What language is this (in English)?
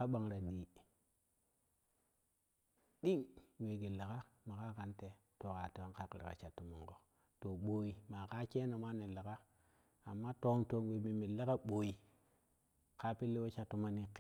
Kushi